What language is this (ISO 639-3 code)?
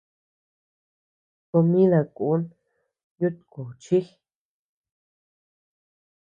cux